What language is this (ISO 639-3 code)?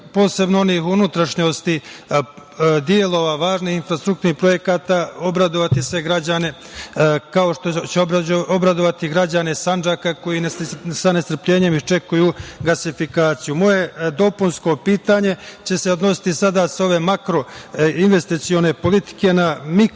srp